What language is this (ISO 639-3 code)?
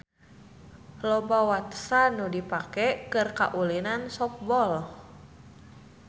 sun